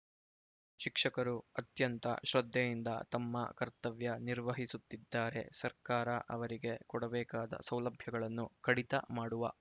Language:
Kannada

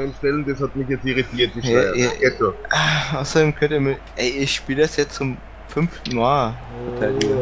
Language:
German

